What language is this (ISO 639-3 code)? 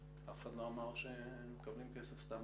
heb